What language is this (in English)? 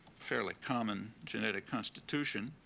English